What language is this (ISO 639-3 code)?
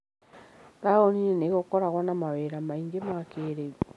kik